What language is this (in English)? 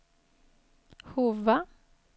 Swedish